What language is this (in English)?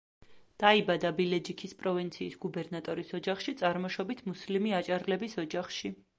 Georgian